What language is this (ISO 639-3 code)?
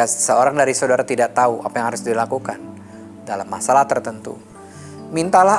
ind